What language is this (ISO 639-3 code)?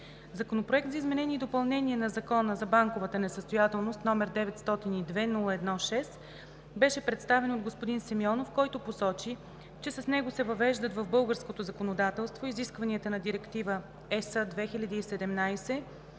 bul